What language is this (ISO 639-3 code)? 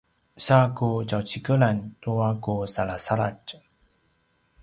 pwn